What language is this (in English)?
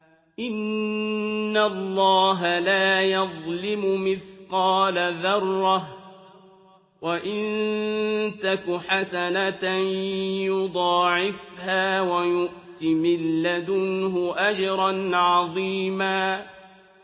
Arabic